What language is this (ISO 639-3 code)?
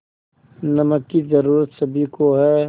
hin